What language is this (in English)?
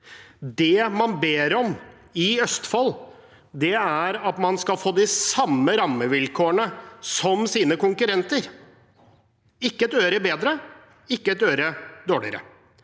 Norwegian